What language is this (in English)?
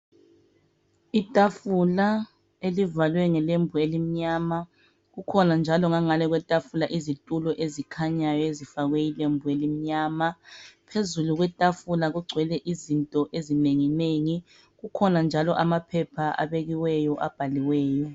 North Ndebele